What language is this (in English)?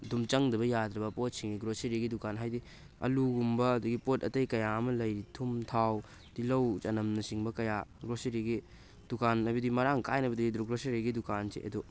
Manipuri